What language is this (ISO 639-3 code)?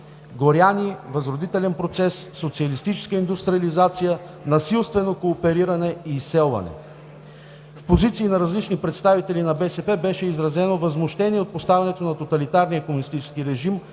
bul